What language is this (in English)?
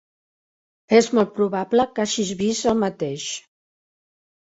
Catalan